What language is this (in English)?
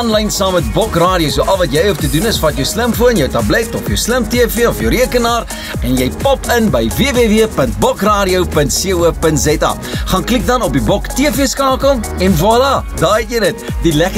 Dutch